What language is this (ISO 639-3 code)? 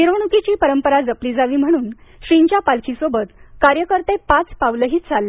mar